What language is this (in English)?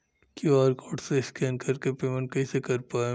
Bhojpuri